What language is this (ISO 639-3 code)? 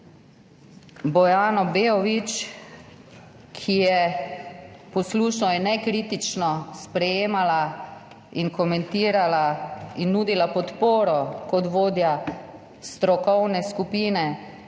slv